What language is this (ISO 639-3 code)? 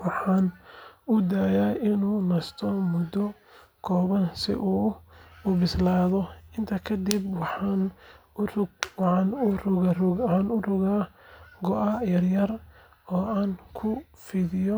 som